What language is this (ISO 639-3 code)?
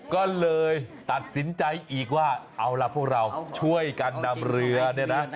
tha